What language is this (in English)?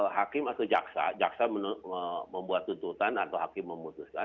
Indonesian